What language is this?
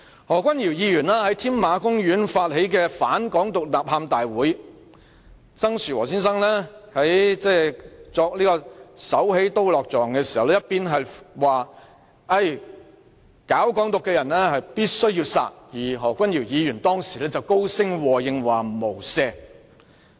Cantonese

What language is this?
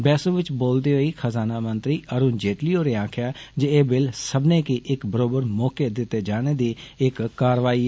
Dogri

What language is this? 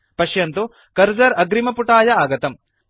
Sanskrit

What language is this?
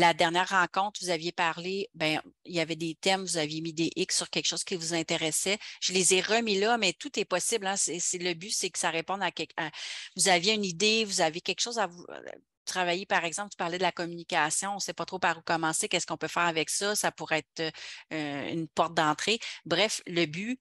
French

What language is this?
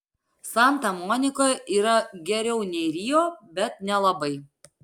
Lithuanian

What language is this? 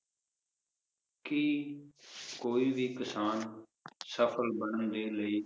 Punjabi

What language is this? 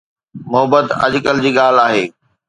Sindhi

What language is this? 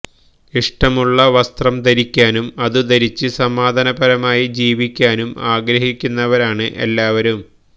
Malayalam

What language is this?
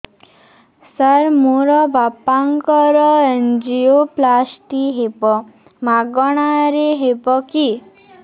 Odia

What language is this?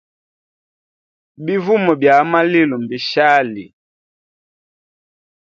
Hemba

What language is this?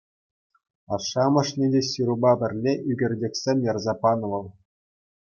Chuvash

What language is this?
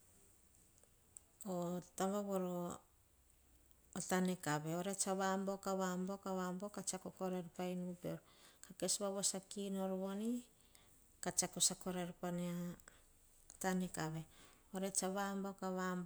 Hahon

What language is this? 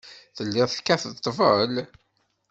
Kabyle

